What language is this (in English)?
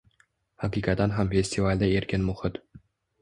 Uzbek